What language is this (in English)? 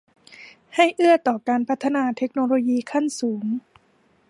Thai